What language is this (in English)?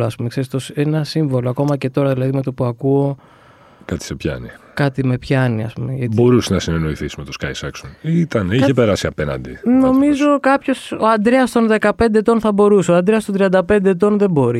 Greek